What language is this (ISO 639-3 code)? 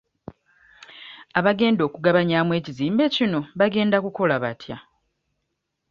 lug